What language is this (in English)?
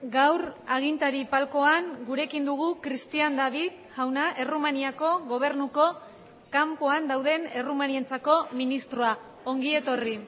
Basque